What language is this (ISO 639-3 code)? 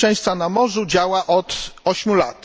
pol